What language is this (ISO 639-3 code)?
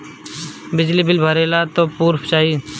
bho